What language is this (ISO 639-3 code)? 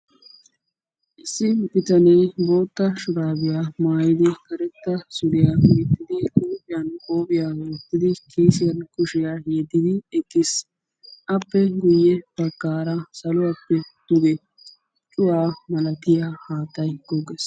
wal